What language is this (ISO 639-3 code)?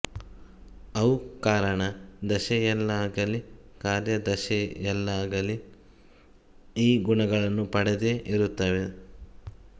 kan